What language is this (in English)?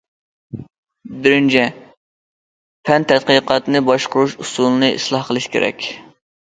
Uyghur